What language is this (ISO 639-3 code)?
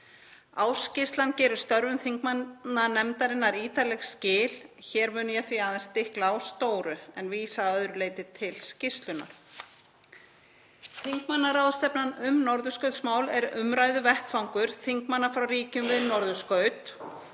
isl